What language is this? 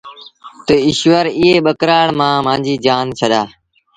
Sindhi Bhil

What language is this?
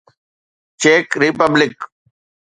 Sindhi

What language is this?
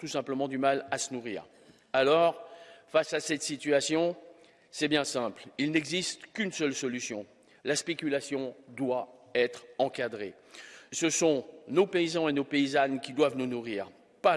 French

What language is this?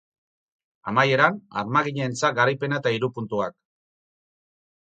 Basque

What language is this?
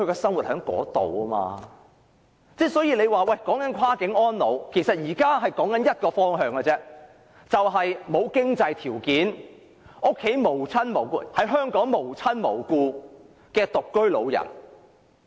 Cantonese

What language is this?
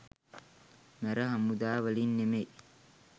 Sinhala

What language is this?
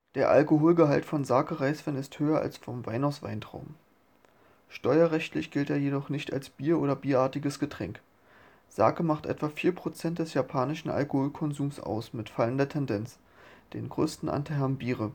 German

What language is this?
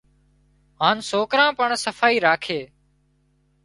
Wadiyara Koli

